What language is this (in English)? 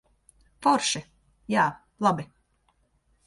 Latvian